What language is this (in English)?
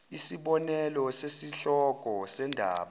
Zulu